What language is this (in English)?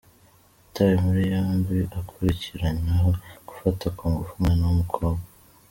Kinyarwanda